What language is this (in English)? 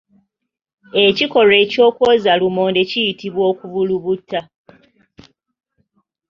Ganda